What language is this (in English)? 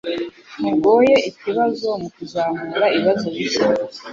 Kinyarwanda